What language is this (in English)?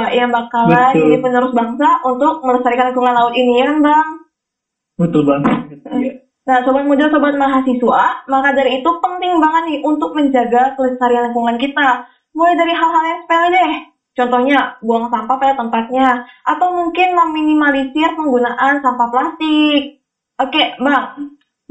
Indonesian